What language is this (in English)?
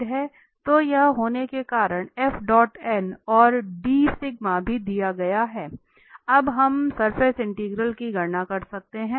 Hindi